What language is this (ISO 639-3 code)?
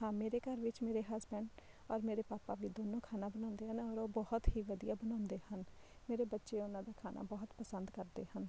pan